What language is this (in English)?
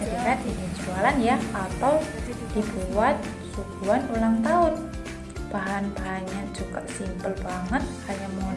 Indonesian